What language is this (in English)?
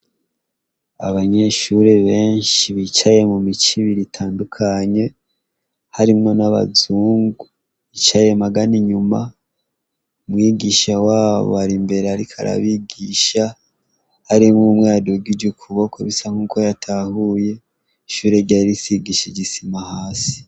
Rundi